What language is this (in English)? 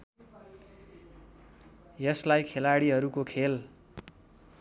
Nepali